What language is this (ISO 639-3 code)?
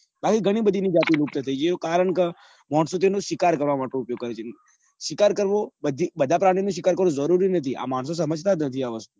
guj